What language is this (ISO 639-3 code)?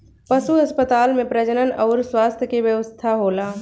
bho